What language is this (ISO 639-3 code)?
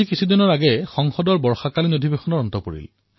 asm